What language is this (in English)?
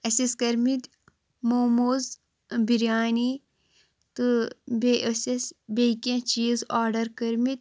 Kashmiri